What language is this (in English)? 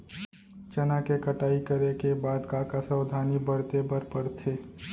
Chhattisgarhi